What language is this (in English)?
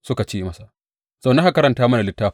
Hausa